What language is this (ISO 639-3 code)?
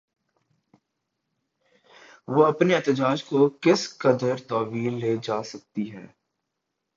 urd